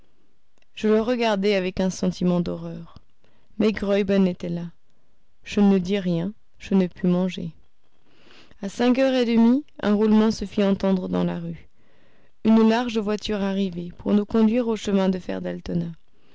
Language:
French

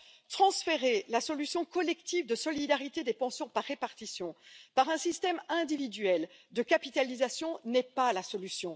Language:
French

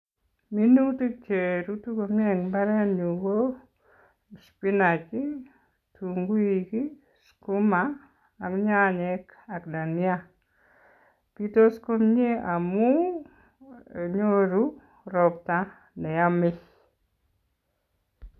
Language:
Kalenjin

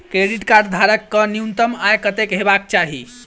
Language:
Maithili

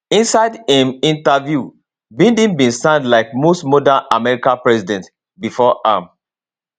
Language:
Nigerian Pidgin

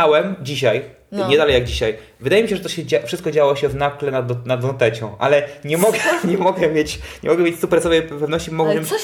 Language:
Polish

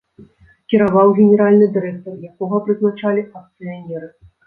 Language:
Belarusian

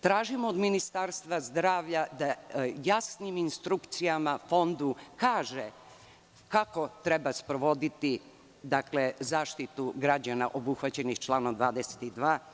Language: Serbian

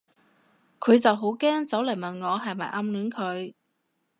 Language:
Cantonese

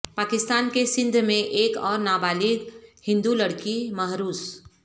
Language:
Urdu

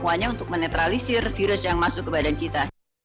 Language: Indonesian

